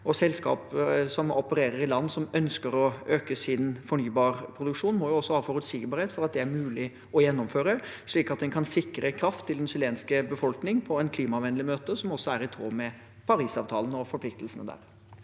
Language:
Norwegian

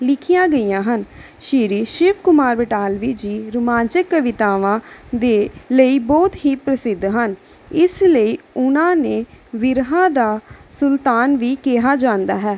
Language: Punjabi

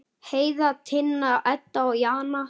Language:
Icelandic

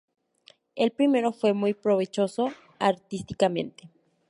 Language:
Spanish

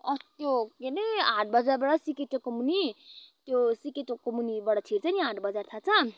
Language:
Nepali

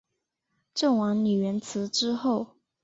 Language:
Chinese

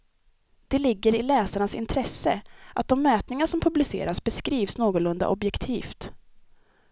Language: Swedish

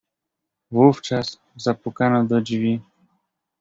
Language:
Polish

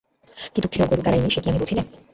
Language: Bangla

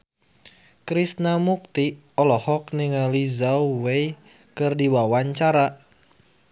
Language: Sundanese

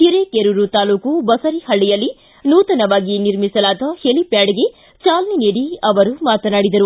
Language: Kannada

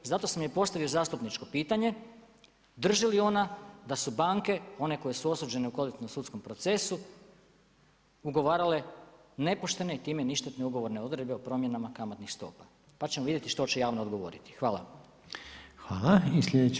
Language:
Croatian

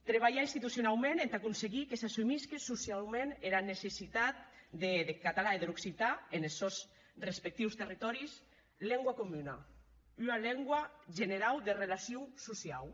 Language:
Catalan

